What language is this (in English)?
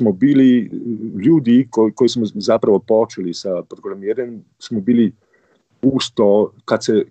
Croatian